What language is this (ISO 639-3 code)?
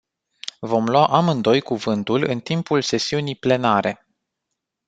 ron